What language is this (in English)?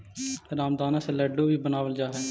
Magahi